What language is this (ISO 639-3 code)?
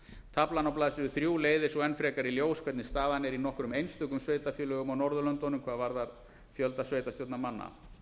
isl